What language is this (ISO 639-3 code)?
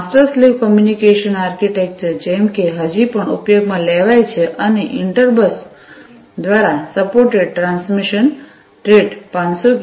guj